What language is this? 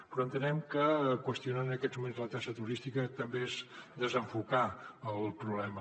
Catalan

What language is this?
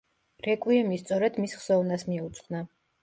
Georgian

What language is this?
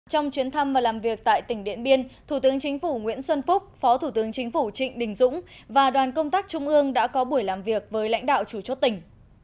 Vietnamese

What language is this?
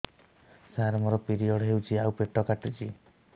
Odia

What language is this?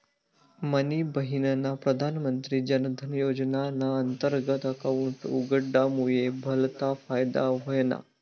Marathi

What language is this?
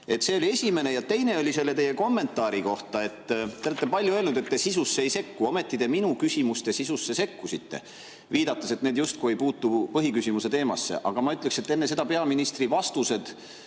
Estonian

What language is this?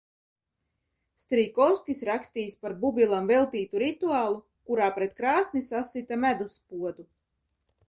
Latvian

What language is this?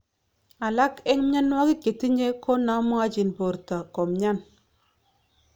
Kalenjin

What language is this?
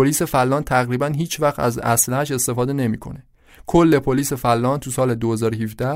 Persian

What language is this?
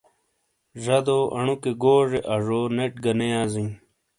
Shina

